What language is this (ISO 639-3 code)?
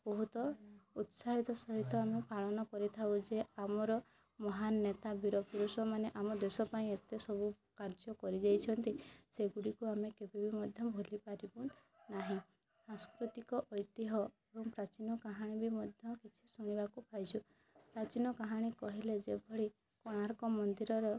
ori